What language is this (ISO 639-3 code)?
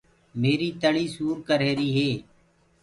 ggg